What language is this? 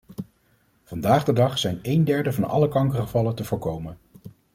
Dutch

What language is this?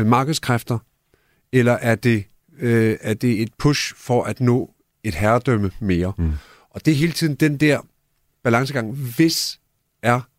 Danish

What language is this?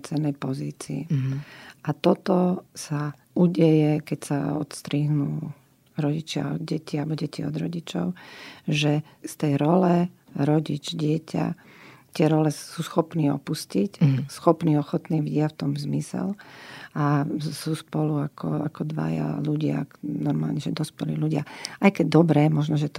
Slovak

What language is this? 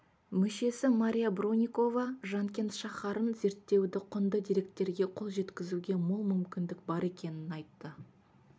Kazakh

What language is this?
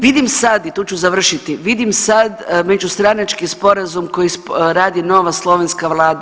Croatian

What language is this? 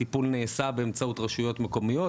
Hebrew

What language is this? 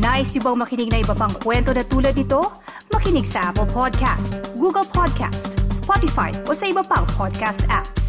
Filipino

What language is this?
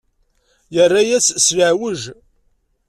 Kabyle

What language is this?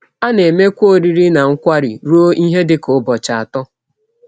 Igbo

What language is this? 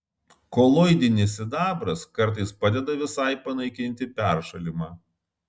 Lithuanian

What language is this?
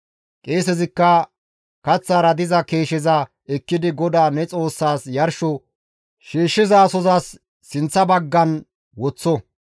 Gamo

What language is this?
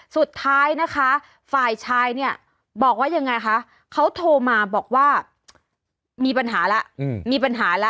Thai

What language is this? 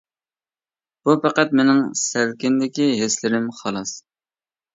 Uyghur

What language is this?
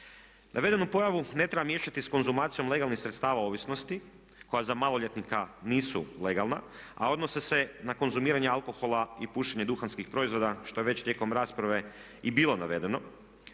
Croatian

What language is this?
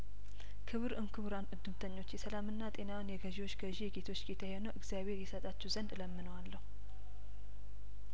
Amharic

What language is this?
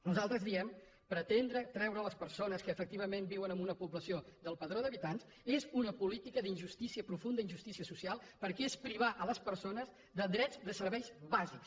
Catalan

